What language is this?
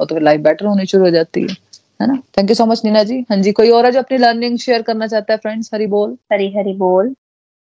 Hindi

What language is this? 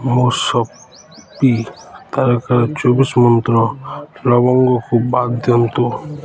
Odia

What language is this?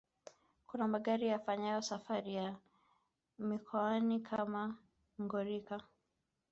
Swahili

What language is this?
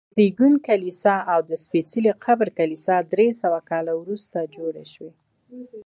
Pashto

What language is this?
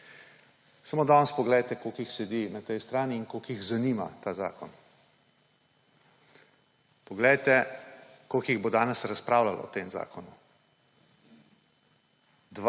Slovenian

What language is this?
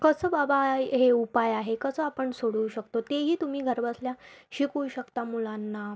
Marathi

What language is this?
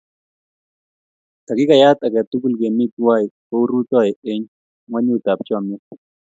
Kalenjin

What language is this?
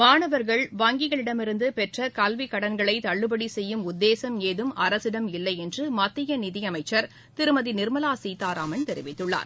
Tamil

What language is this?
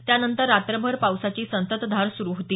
Marathi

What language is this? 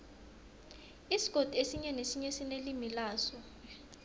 South Ndebele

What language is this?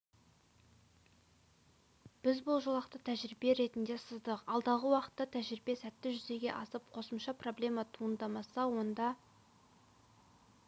Kazakh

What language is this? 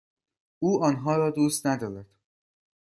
Persian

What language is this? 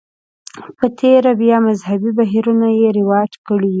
Pashto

